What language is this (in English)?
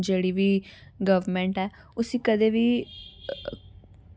Dogri